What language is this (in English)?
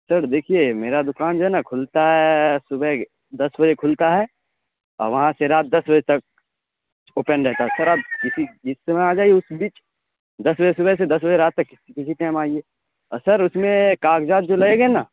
Urdu